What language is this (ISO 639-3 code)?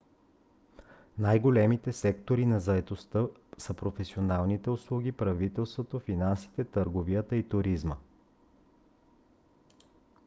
bul